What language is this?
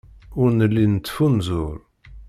Kabyle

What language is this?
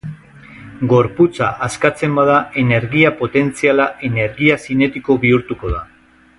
Basque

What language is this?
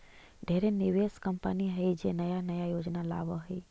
Magahi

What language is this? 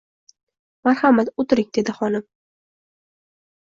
Uzbek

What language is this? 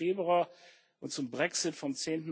German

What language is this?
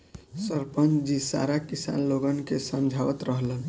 Bhojpuri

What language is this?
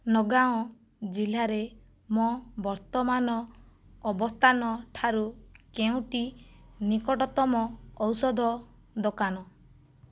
Odia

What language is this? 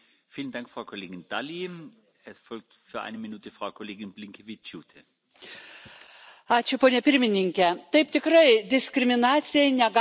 Lithuanian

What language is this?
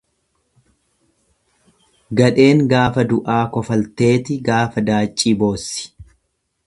Oromo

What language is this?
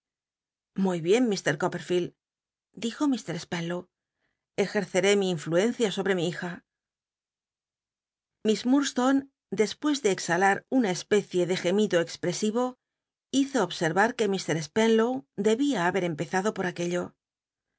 Spanish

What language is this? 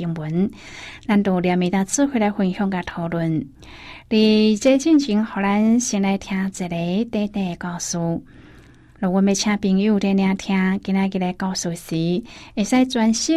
Chinese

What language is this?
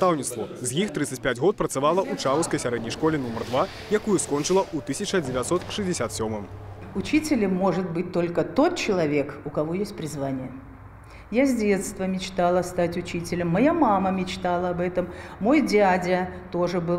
Russian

